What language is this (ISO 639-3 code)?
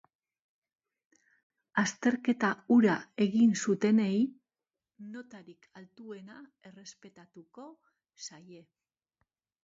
eus